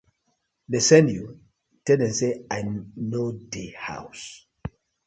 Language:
Nigerian Pidgin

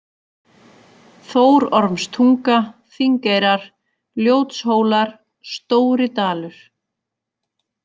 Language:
Icelandic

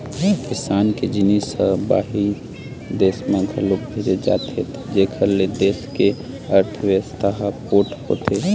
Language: Chhattisgarhi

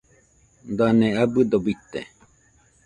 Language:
Nüpode Huitoto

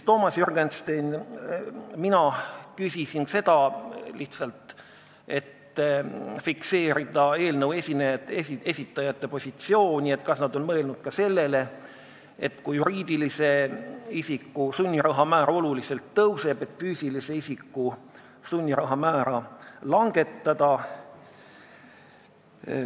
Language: Estonian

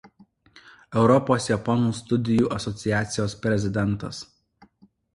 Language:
Lithuanian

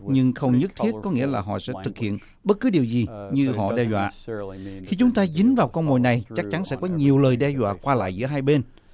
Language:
Vietnamese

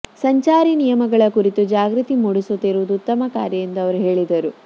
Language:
Kannada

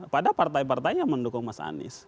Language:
Indonesian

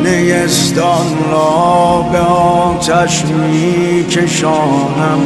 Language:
Persian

